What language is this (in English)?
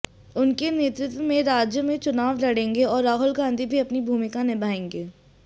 Hindi